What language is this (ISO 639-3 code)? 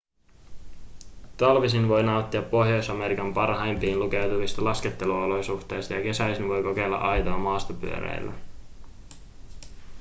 fin